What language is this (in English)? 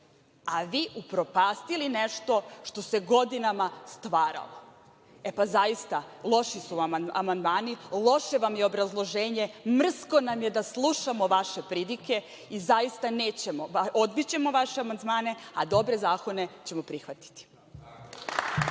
Serbian